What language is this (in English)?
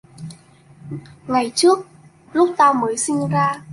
Vietnamese